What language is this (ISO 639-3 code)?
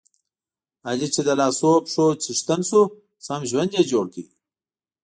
pus